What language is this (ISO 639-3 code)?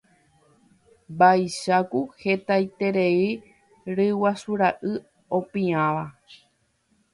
grn